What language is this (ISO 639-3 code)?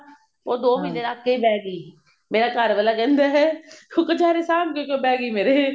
pan